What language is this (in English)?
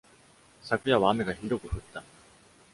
Japanese